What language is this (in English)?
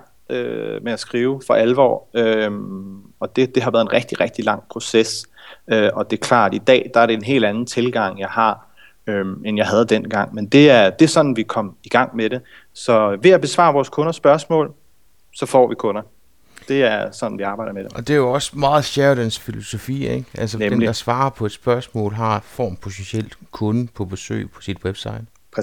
Danish